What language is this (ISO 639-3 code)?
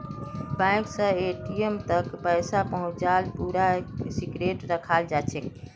mag